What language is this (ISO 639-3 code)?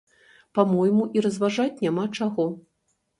bel